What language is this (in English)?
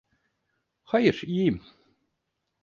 Turkish